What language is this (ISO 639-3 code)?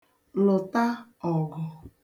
ibo